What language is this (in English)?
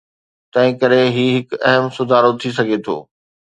Sindhi